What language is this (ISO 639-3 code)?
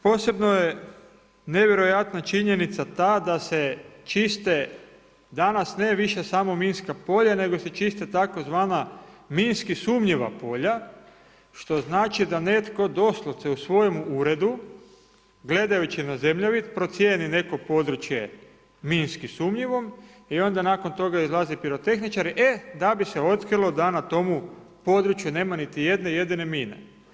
hrv